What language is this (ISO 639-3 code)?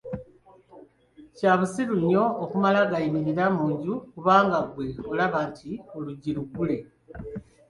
lug